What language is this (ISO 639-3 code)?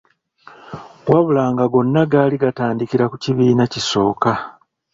lug